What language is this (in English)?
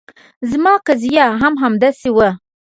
Pashto